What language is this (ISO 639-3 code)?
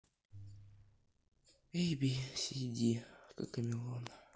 rus